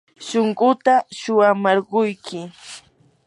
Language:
Yanahuanca Pasco Quechua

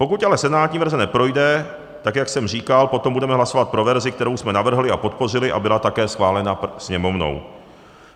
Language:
Czech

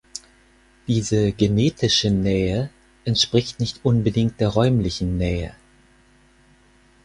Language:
German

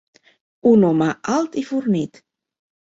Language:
Catalan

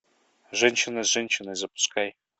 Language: Russian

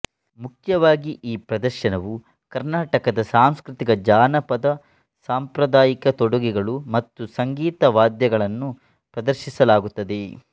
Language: Kannada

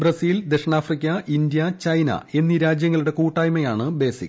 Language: Malayalam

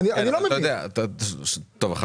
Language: Hebrew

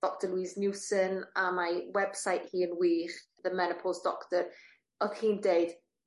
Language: Welsh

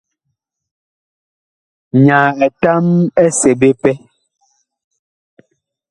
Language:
Bakoko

